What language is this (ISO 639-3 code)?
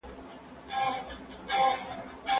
pus